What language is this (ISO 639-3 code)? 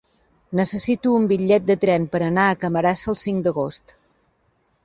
cat